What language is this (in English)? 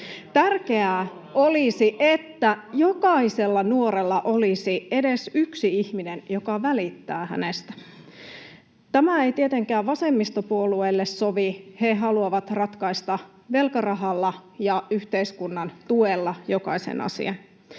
Finnish